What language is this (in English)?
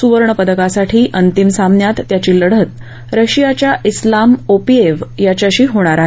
Marathi